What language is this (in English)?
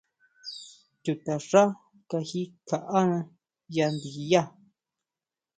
Huautla Mazatec